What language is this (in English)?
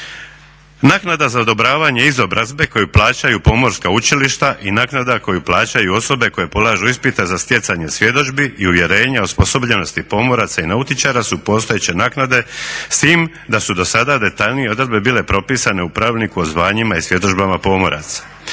Croatian